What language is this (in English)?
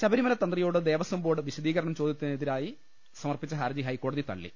Malayalam